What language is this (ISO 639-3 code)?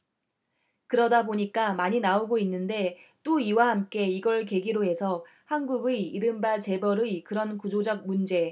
kor